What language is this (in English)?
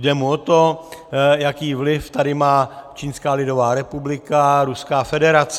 Czech